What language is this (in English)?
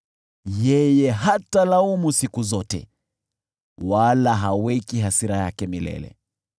Swahili